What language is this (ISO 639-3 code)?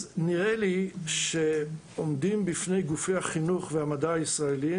heb